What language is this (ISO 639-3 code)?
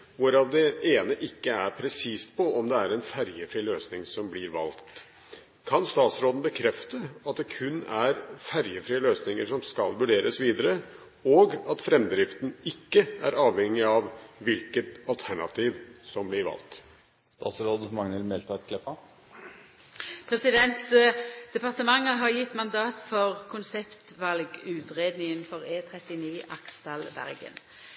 nor